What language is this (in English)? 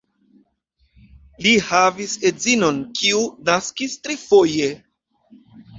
Esperanto